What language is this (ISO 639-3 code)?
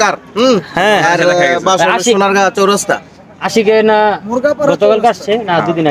ara